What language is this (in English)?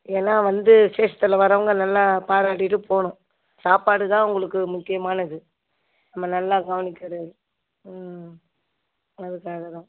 Tamil